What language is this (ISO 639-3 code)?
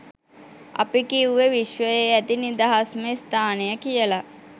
sin